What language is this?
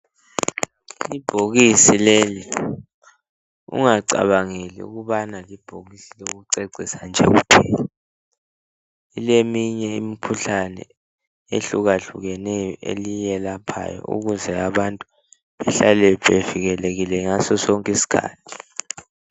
North Ndebele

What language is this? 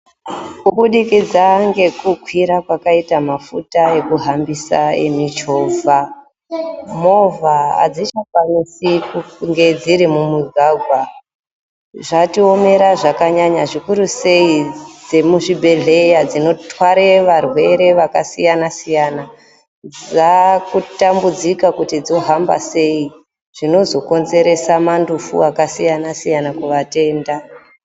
Ndau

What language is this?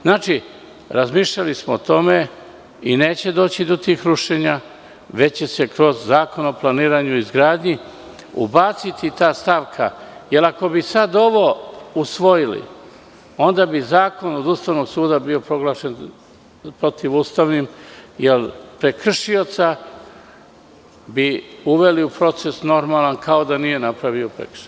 Serbian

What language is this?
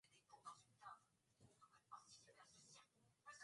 Swahili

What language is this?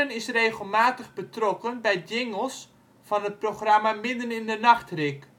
Dutch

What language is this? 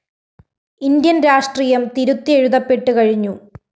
Malayalam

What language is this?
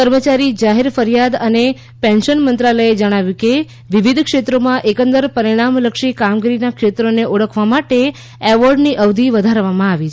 Gujarati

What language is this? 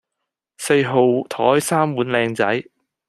Cantonese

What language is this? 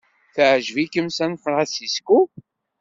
Kabyle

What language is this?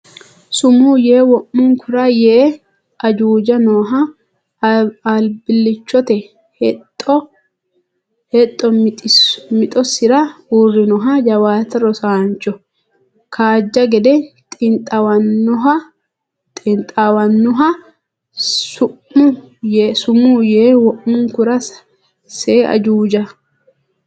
Sidamo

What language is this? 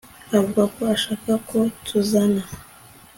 Kinyarwanda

